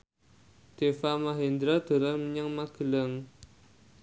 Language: Javanese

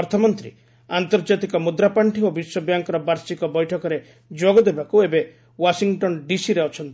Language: Odia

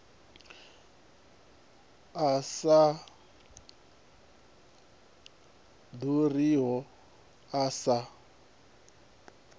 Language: Venda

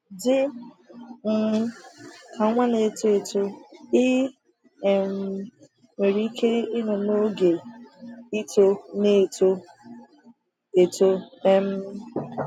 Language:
Igbo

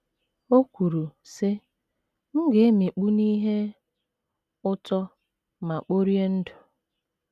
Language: Igbo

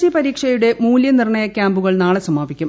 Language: Malayalam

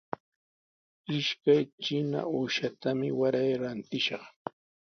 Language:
Sihuas Ancash Quechua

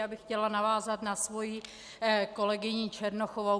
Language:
Czech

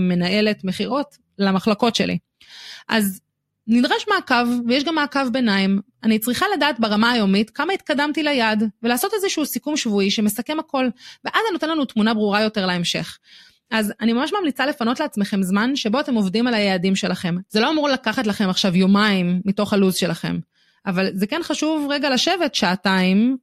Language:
Hebrew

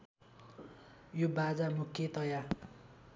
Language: Nepali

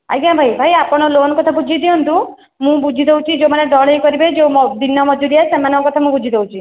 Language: Odia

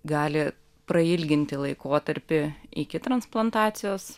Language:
Lithuanian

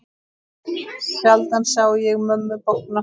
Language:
Icelandic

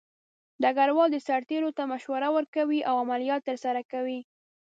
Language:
Pashto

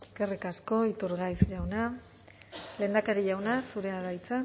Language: Basque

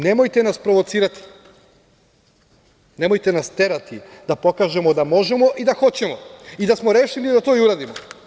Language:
Serbian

